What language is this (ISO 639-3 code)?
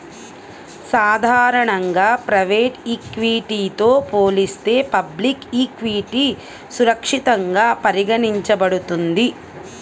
tel